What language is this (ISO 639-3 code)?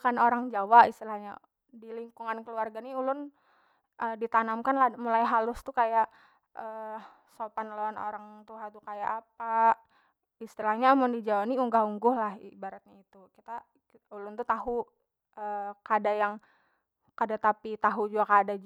bjn